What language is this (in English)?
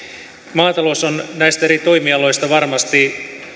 Finnish